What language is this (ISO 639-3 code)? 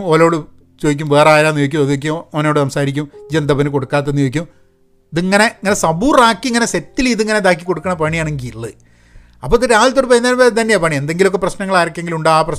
mal